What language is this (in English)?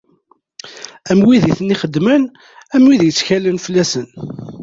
Kabyle